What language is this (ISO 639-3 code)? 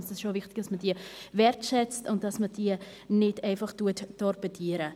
gsw